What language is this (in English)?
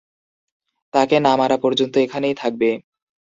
Bangla